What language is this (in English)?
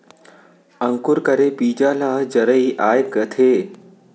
Chhattisgarhi